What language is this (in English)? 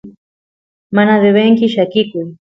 Santiago del Estero Quichua